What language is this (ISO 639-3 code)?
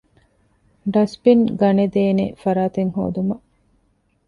div